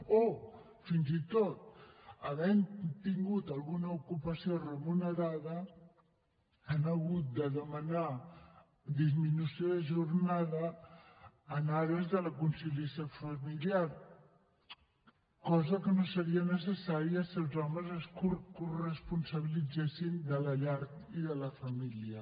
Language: Catalan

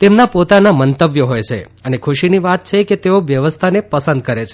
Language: Gujarati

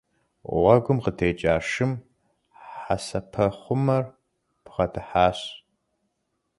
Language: Kabardian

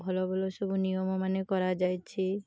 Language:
Odia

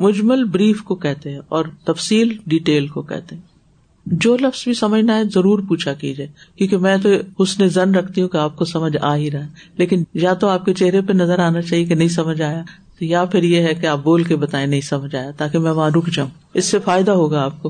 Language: Urdu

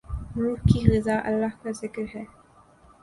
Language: Urdu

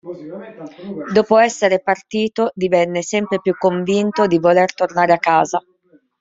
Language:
Italian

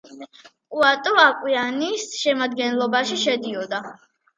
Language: Georgian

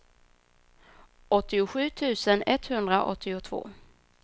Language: Swedish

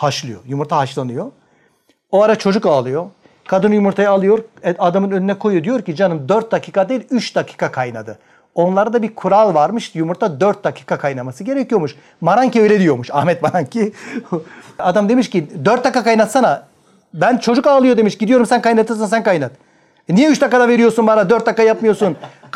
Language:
Turkish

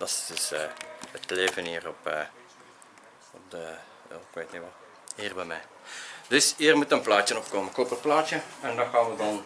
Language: Dutch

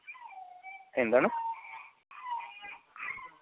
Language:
Malayalam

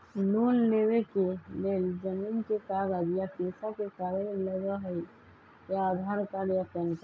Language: Magahi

